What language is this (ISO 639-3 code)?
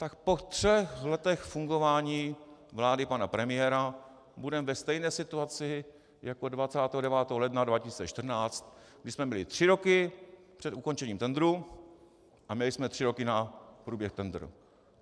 ces